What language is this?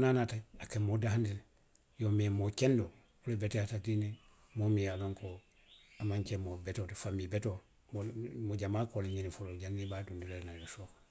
Western Maninkakan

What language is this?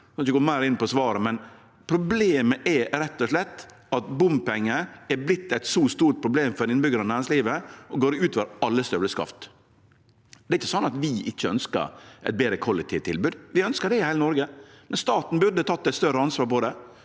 Norwegian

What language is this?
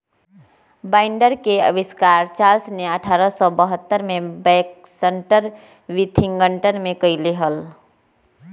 Magahi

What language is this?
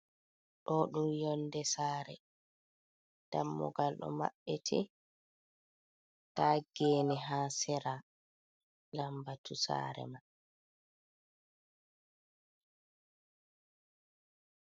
Fula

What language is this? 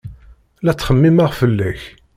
Kabyle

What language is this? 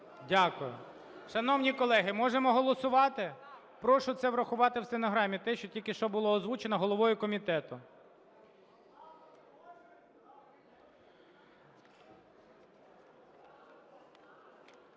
Ukrainian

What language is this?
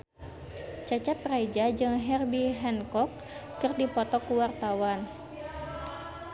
Sundanese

